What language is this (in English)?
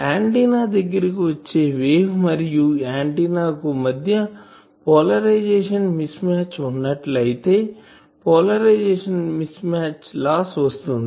Telugu